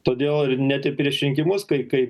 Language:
Lithuanian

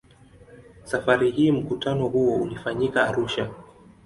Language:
Swahili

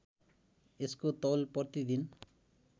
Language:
Nepali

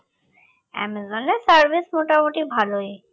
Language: Bangla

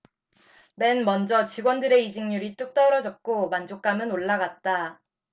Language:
Korean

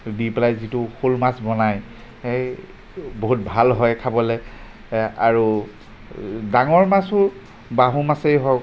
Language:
Assamese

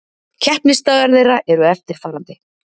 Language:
Icelandic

